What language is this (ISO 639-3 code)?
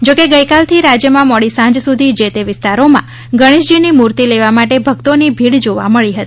guj